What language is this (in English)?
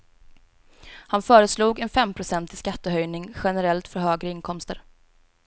Swedish